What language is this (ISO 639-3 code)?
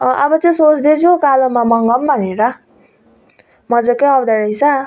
nep